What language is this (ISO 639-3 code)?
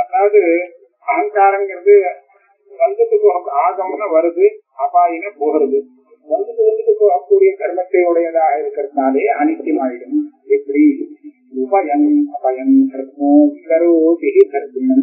tam